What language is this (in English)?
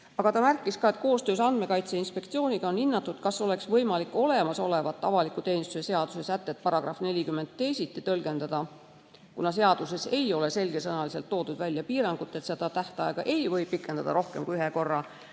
Estonian